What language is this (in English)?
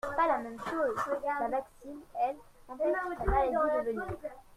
French